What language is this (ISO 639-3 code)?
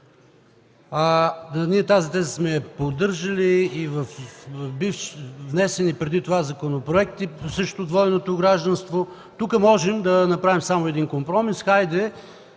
bul